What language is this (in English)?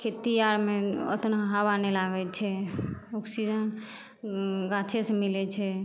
Maithili